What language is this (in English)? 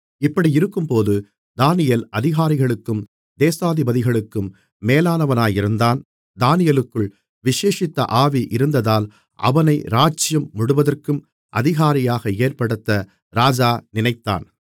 Tamil